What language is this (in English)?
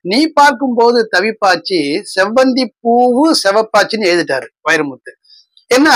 Tamil